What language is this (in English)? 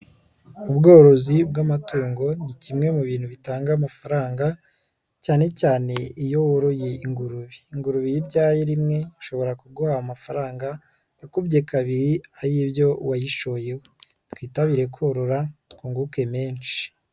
Kinyarwanda